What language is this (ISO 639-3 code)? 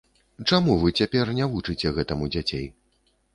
bel